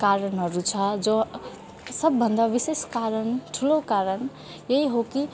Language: Nepali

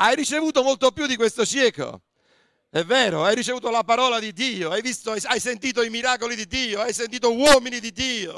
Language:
Italian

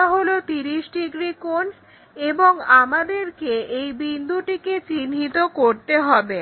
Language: Bangla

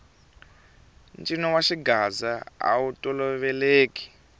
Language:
Tsonga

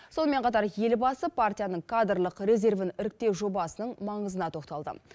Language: Kazakh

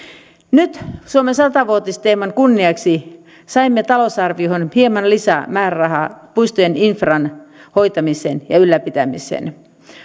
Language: Finnish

